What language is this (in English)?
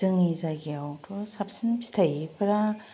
Bodo